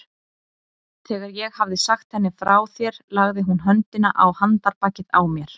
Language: Icelandic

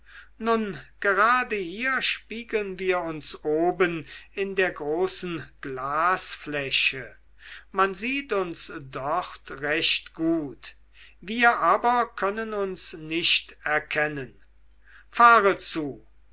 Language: German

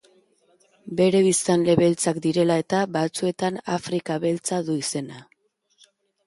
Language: Basque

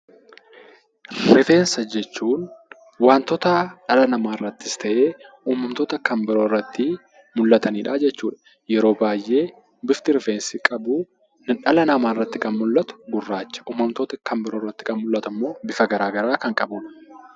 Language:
Oromo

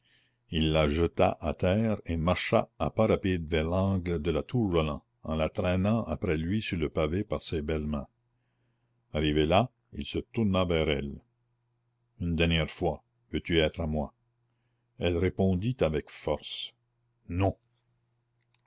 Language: French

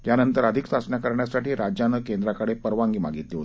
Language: Marathi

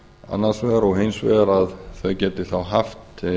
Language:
Icelandic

